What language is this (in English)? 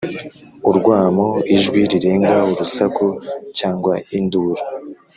Kinyarwanda